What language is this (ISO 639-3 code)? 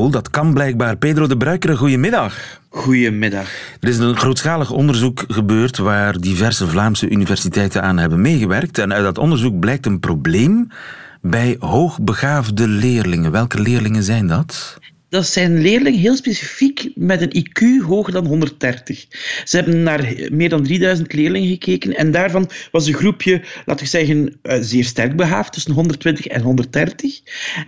nld